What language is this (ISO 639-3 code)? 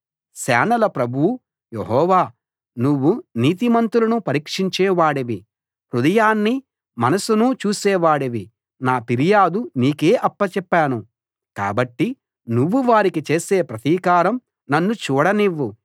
tel